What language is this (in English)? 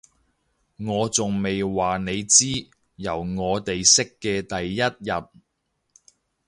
Cantonese